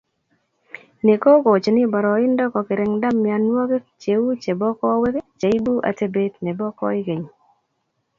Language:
Kalenjin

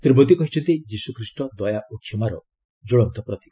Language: Odia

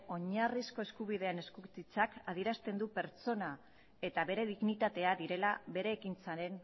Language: Basque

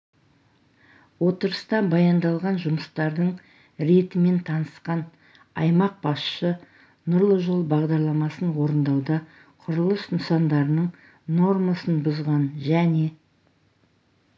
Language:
Kazakh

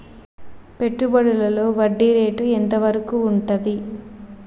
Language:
Telugu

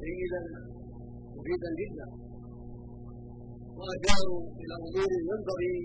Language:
Arabic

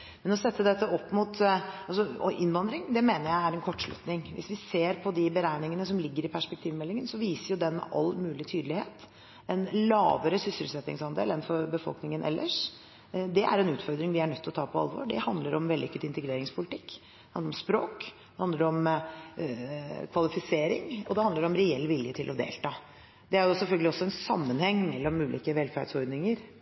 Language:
Norwegian Bokmål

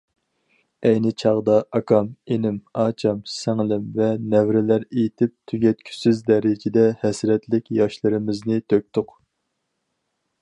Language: Uyghur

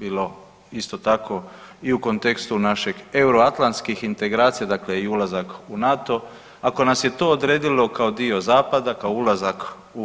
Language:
Croatian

